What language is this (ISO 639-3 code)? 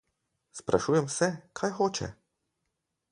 slv